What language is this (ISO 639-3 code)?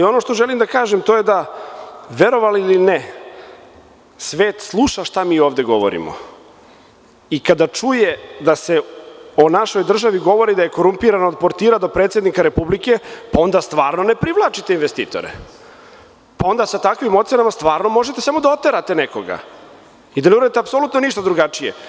srp